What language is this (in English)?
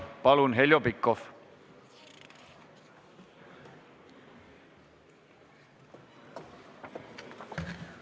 Estonian